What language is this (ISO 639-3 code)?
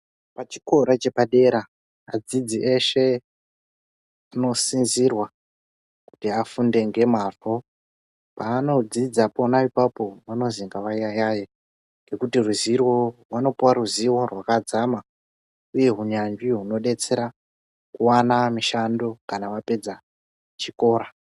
ndc